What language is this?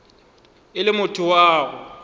Northern Sotho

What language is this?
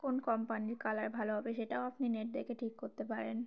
Bangla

